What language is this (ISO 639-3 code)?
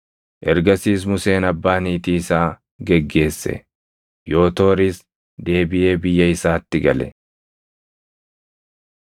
orm